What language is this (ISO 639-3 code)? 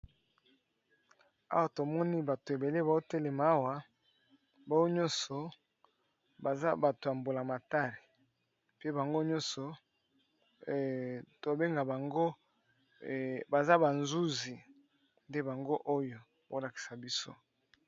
lin